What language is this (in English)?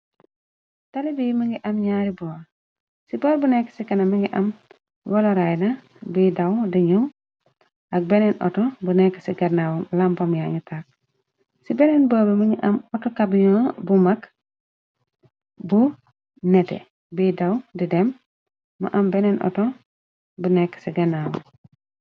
Wolof